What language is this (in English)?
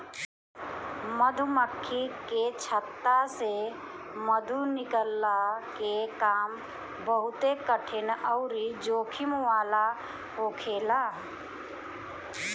Bhojpuri